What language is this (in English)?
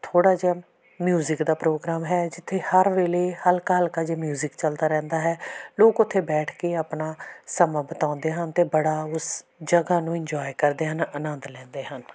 Punjabi